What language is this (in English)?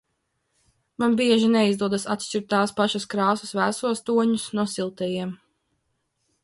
Latvian